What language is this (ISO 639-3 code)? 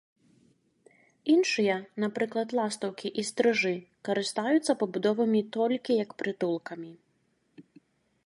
bel